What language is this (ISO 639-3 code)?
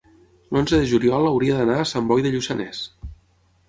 cat